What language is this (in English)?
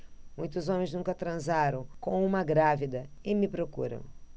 Portuguese